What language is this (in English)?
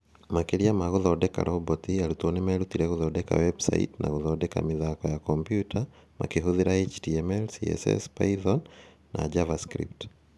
Kikuyu